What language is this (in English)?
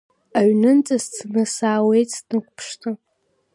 Abkhazian